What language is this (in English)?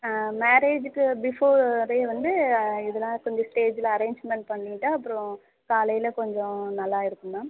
Tamil